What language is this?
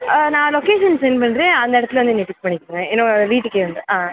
Tamil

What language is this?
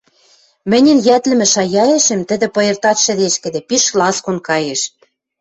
Western Mari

